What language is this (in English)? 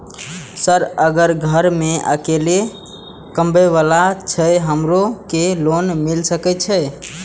Maithili